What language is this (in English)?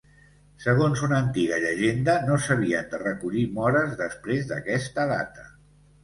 Catalan